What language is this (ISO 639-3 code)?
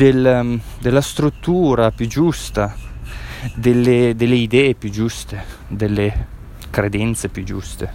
ita